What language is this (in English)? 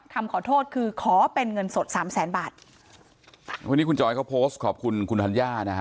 Thai